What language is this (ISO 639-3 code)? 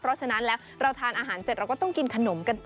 tha